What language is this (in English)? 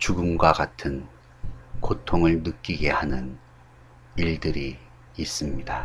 Korean